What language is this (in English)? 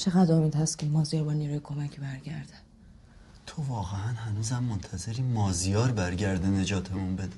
Persian